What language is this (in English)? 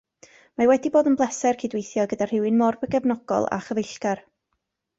Welsh